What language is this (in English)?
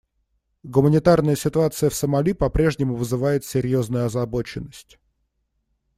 Russian